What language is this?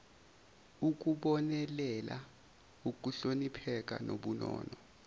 Zulu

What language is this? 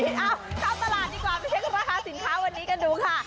Thai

